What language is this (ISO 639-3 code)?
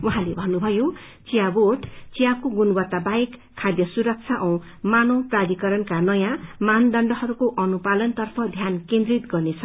nep